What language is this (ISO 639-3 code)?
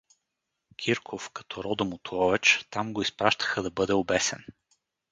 bul